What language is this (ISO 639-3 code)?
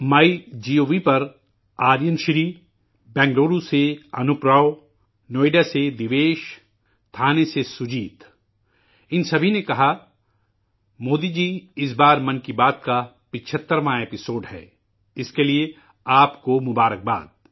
urd